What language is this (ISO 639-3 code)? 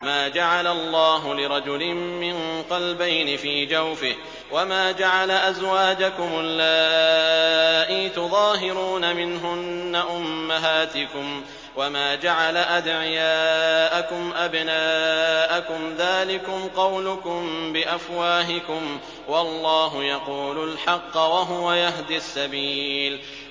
ara